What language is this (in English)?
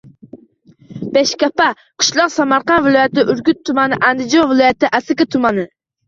Uzbek